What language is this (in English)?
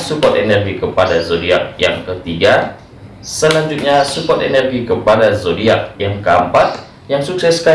Indonesian